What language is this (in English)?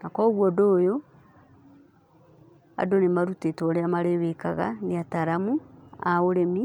Kikuyu